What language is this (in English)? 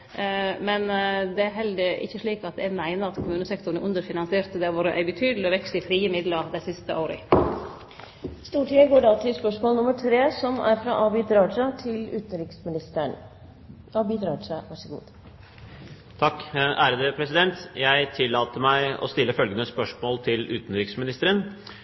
Norwegian